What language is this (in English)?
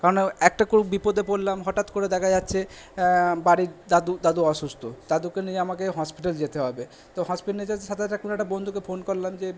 Bangla